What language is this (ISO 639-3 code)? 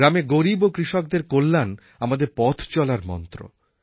ben